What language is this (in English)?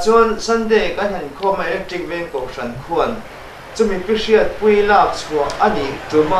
Korean